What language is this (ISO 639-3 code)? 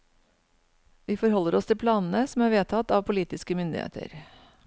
nor